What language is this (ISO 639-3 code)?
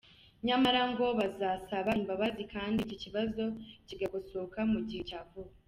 kin